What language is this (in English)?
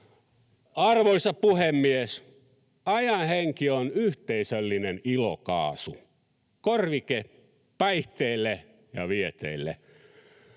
Finnish